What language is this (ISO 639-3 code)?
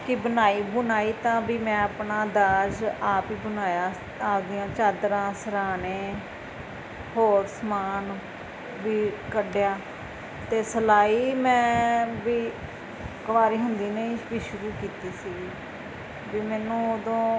pan